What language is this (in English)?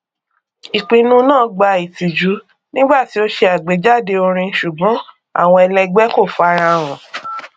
Yoruba